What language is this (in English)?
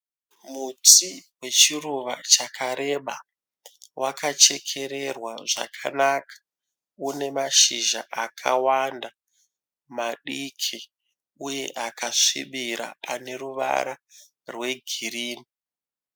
Shona